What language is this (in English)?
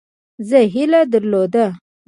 Pashto